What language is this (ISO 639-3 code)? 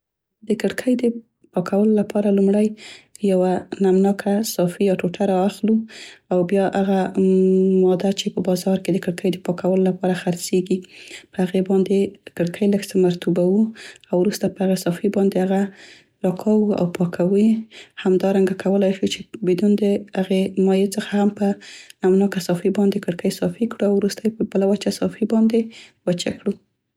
pst